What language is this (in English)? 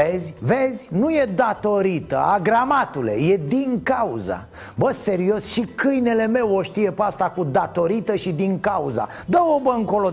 Romanian